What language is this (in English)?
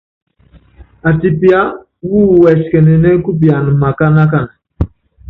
Yangben